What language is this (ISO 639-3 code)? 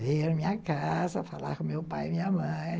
por